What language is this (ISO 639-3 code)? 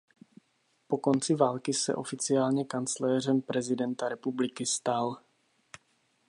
ces